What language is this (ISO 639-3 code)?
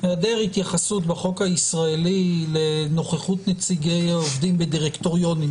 heb